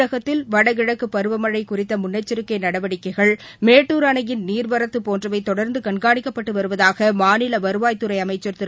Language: Tamil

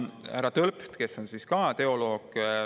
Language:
Estonian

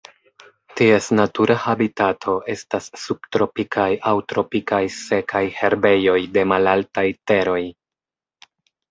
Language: Esperanto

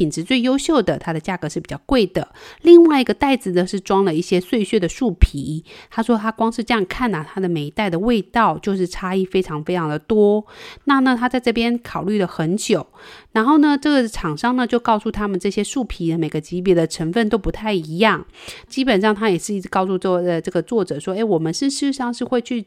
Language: Chinese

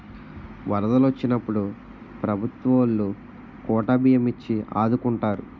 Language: Telugu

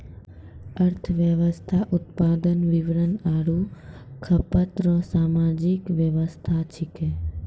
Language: Maithili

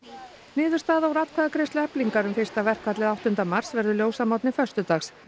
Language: Icelandic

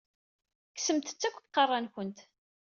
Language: Kabyle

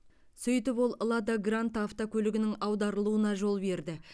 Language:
Kazakh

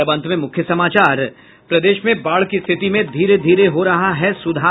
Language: Hindi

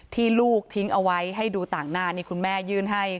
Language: Thai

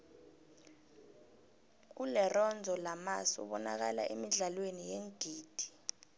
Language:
South Ndebele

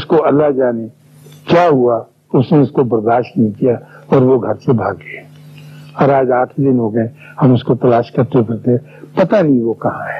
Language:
Urdu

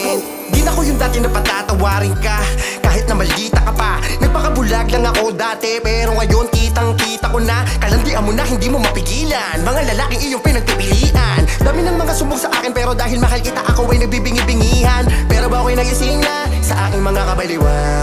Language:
Indonesian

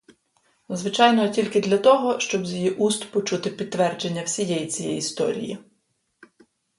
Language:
Ukrainian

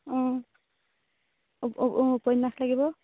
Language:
Assamese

